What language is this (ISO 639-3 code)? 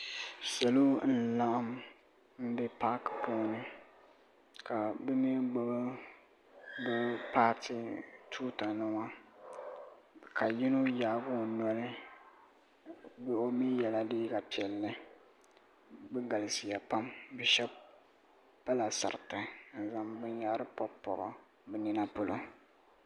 dag